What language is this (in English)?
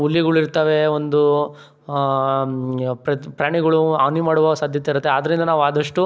Kannada